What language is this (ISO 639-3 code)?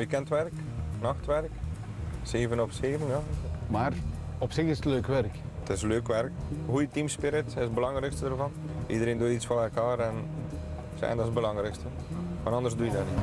nld